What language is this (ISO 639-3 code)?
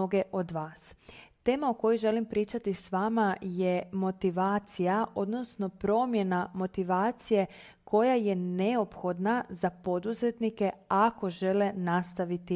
hrv